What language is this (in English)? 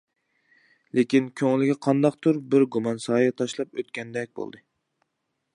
Uyghur